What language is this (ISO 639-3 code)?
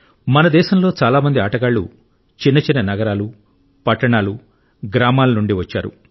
tel